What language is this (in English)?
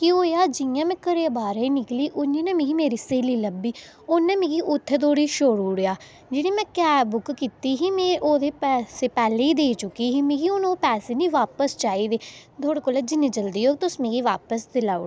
Dogri